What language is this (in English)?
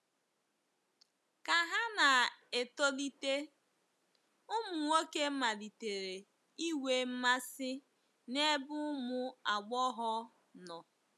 Igbo